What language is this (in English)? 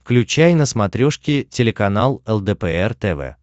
Russian